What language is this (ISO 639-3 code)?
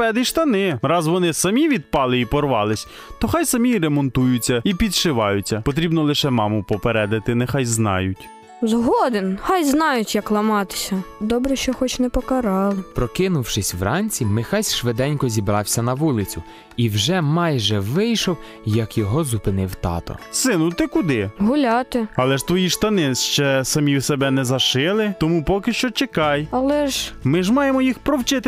ukr